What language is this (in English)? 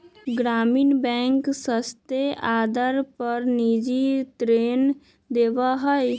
Magahi